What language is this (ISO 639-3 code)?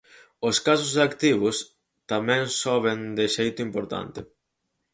glg